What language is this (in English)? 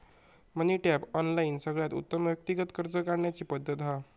Marathi